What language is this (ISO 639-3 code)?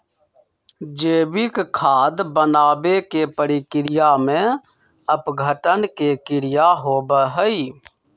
mag